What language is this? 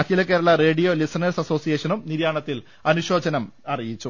Malayalam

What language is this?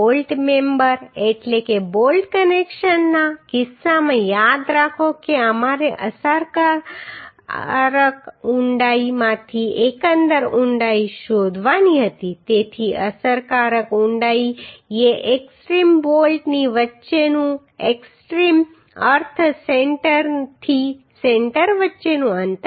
Gujarati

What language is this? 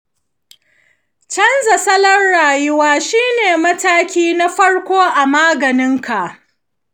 Hausa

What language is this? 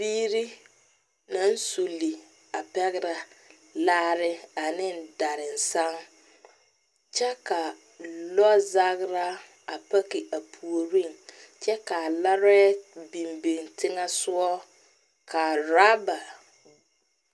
Southern Dagaare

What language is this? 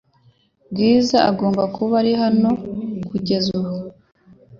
Kinyarwanda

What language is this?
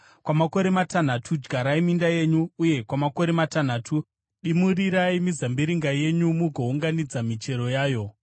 Shona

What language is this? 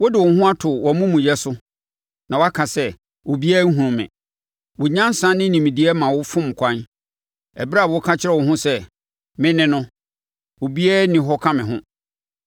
Akan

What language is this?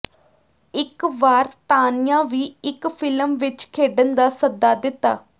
Punjabi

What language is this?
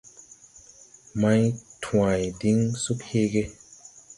Tupuri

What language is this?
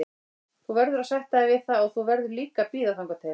Icelandic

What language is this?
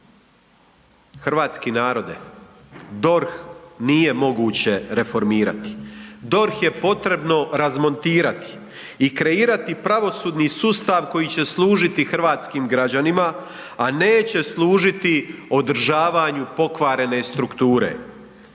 Croatian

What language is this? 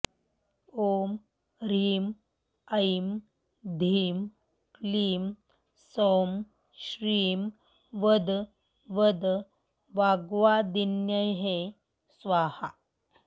Sanskrit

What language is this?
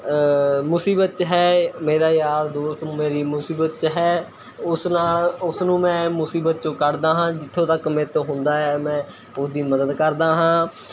Punjabi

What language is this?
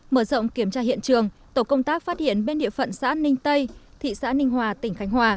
Vietnamese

